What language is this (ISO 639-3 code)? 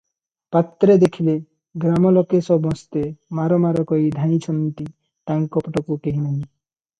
ori